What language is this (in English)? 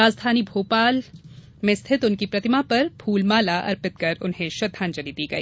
Hindi